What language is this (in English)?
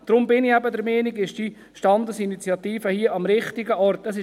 Swiss German